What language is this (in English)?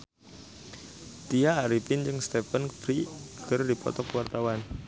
Sundanese